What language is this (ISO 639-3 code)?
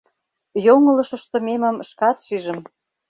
chm